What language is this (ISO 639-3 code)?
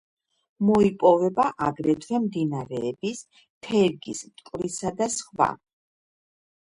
kat